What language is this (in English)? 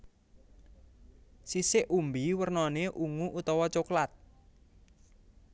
Javanese